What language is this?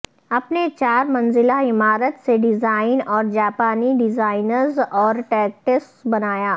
Urdu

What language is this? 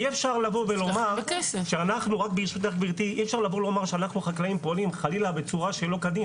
Hebrew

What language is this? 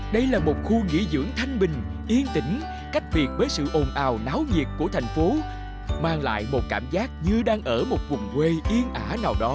Vietnamese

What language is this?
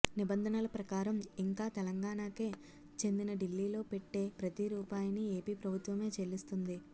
Telugu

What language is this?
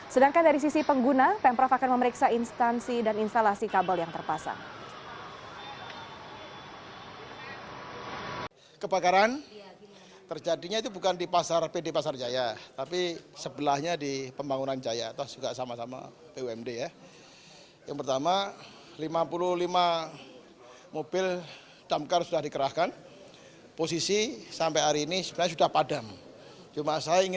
Indonesian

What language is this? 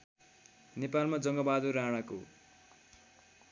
Nepali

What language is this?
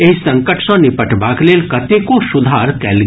Maithili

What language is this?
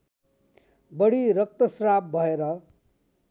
Nepali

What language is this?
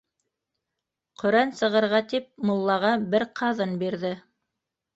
Bashkir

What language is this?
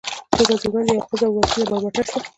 Pashto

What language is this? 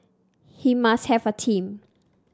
English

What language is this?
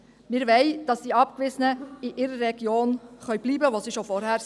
Swiss German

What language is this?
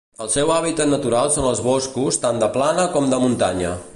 Catalan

